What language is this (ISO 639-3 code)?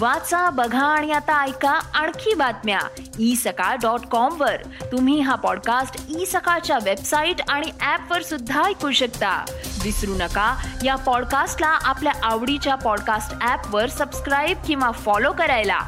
mar